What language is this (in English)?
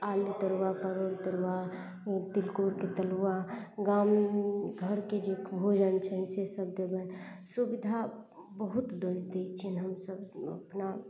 Maithili